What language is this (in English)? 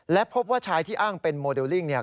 Thai